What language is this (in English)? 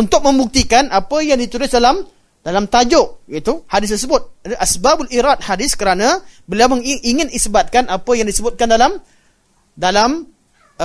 Malay